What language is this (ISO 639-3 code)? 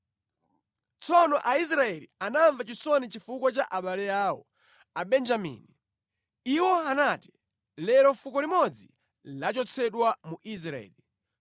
nya